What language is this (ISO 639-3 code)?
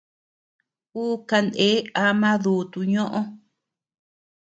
cux